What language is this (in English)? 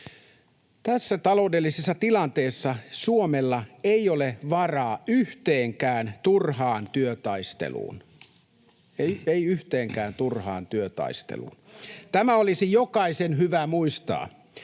Finnish